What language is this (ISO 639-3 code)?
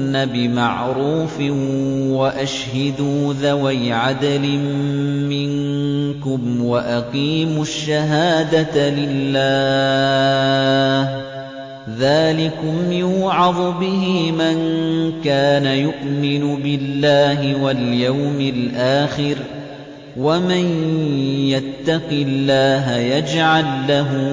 ara